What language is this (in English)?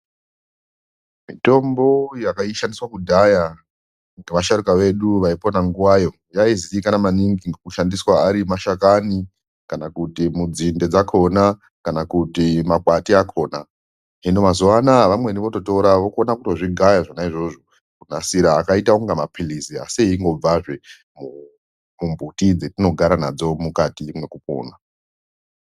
Ndau